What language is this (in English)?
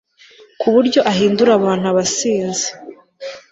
Kinyarwanda